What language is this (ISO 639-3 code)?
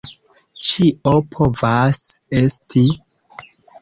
epo